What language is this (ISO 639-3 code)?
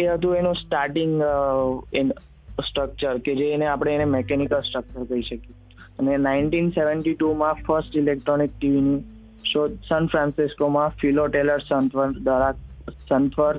guj